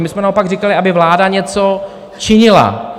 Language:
Czech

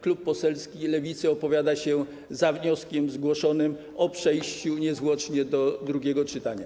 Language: Polish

